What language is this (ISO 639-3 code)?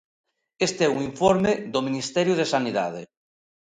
glg